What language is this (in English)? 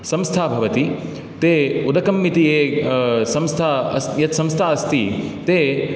Sanskrit